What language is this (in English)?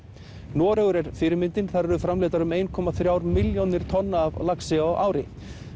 Icelandic